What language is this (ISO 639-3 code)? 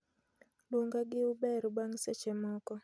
luo